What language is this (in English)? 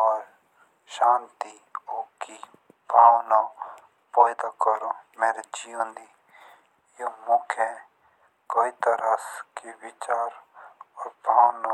Jaunsari